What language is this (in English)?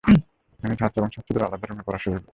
Bangla